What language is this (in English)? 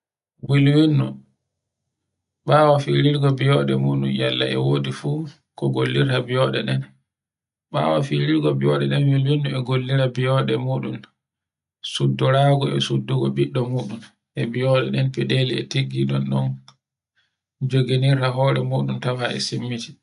Borgu Fulfulde